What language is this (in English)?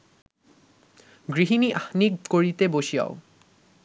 Bangla